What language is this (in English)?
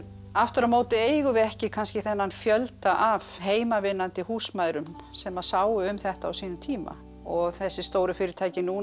Icelandic